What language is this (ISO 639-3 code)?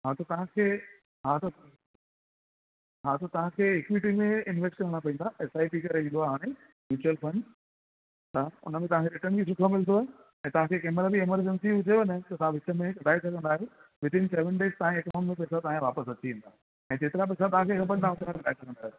snd